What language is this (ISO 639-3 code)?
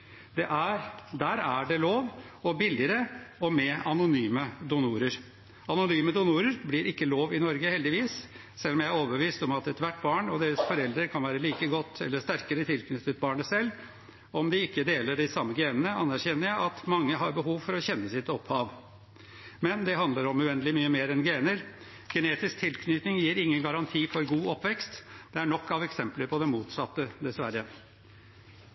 nob